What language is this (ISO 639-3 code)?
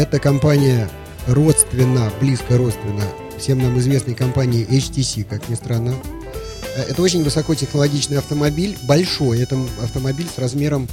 rus